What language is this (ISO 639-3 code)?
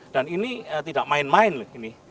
ind